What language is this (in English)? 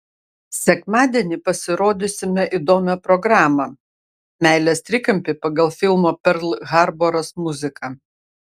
Lithuanian